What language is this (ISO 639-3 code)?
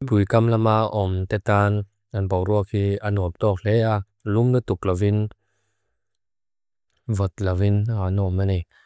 lus